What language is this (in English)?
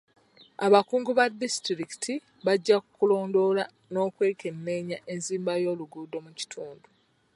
Ganda